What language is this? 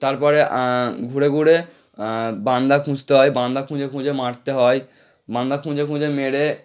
Bangla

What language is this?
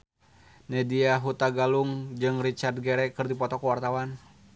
Sundanese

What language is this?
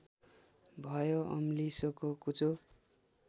Nepali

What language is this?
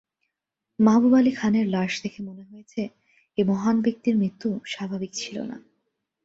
Bangla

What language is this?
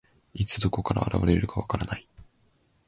Japanese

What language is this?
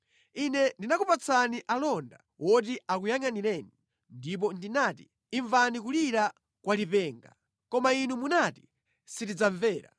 Nyanja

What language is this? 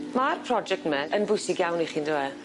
Welsh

